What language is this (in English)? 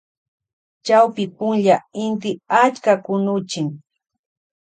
Loja Highland Quichua